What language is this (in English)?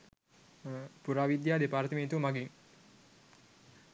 Sinhala